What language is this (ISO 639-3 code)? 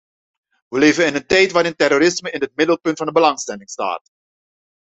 nld